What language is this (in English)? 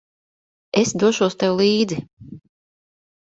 Latvian